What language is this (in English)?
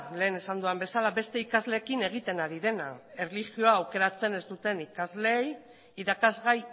Basque